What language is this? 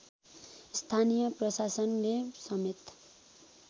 Nepali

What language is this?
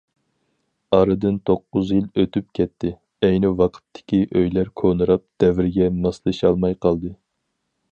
Uyghur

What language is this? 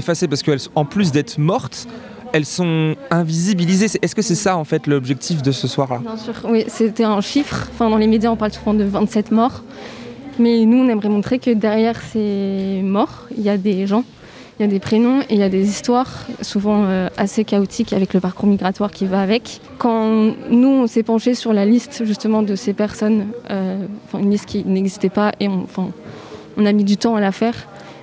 French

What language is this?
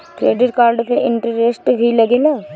Bhojpuri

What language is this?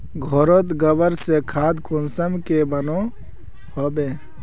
Magahi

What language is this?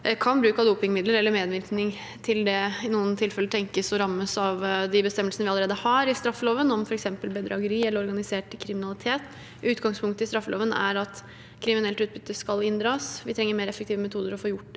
Norwegian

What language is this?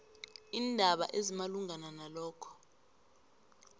South Ndebele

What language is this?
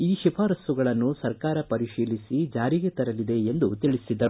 Kannada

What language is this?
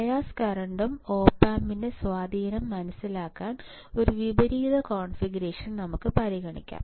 Malayalam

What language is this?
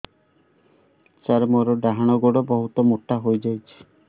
Odia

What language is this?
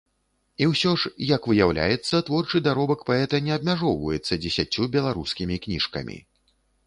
Belarusian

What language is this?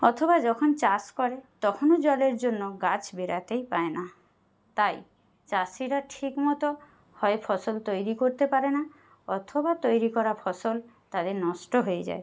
Bangla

